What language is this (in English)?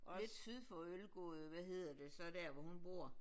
Danish